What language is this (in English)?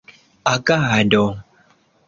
Esperanto